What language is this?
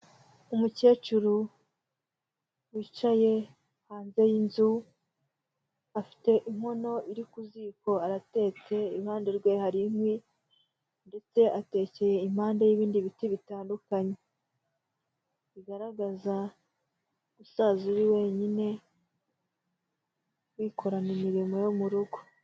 Kinyarwanda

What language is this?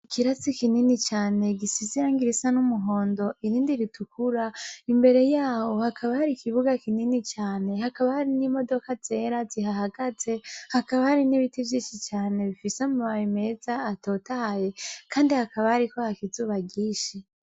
Rundi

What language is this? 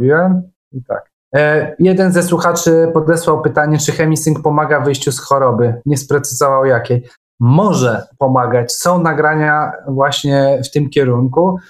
Polish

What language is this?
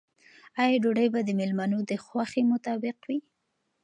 Pashto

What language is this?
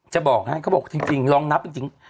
Thai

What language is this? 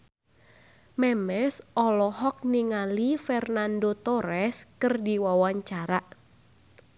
Sundanese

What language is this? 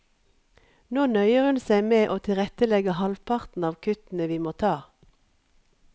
Norwegian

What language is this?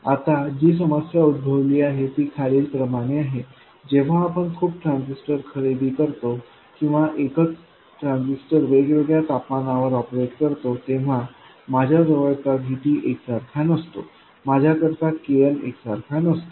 Marathi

